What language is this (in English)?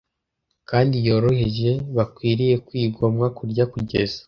Kinyarwanda